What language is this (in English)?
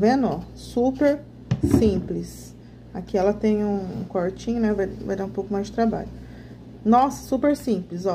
Portuguese